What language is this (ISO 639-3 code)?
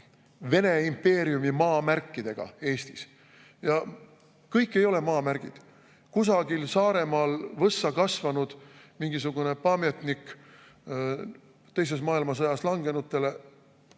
est